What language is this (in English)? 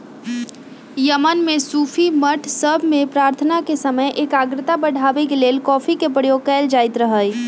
Magahi